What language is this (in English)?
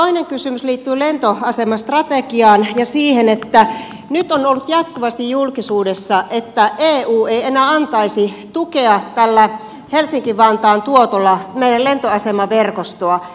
Finnish